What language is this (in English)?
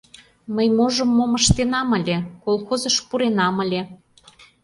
Mari